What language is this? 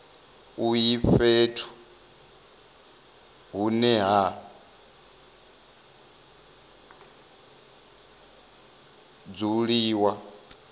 Venda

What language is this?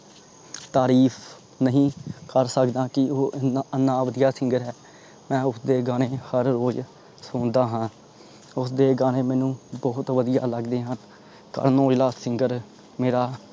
Punjabi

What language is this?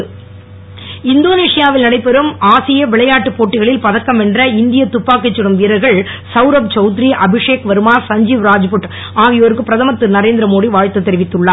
Tamil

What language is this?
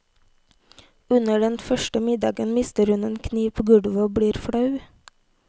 Norwegian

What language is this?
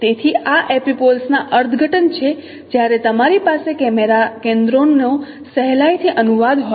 Gujarati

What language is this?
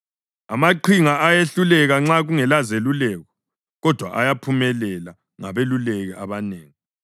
North Ndebele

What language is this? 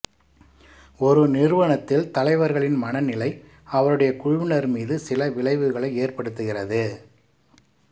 Tamil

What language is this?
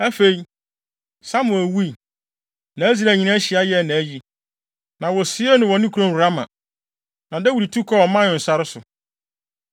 Akan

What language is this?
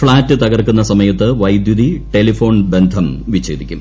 Malayalam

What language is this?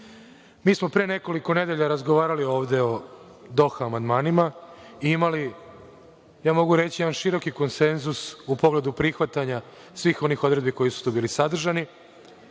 Serbian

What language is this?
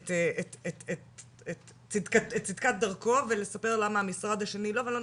Hebrew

